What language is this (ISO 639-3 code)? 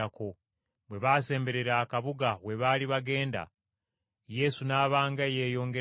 lug